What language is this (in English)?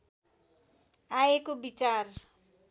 Nepali